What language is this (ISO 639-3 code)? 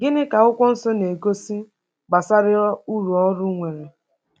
ibo